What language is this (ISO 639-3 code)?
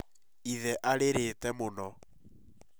kik